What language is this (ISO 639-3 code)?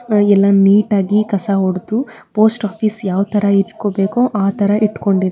kan